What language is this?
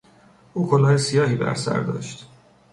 Persian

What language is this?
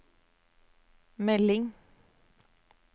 Norwegian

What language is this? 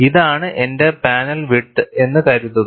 Malayalam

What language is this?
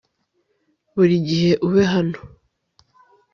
Kinyarwanda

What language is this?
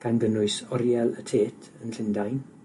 Welsh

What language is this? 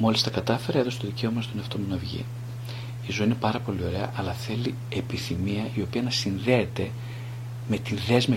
Greek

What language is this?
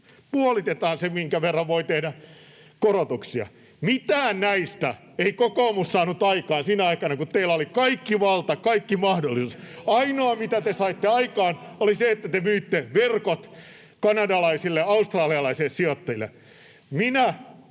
Finnish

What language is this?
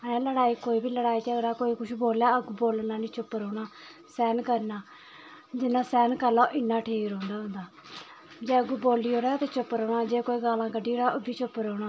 Dogri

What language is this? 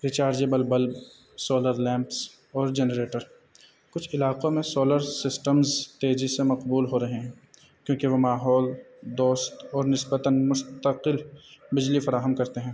Urdu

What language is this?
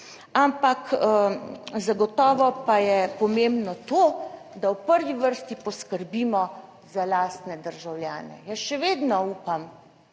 Slovenian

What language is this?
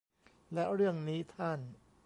Thai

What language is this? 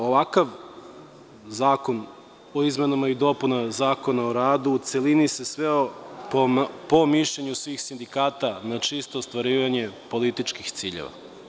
Serbian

